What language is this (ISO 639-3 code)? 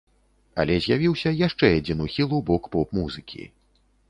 bel